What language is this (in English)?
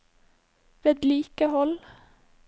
Norwegian